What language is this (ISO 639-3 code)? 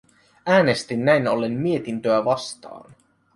fin